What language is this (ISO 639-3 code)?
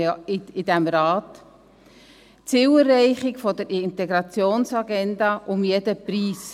gsw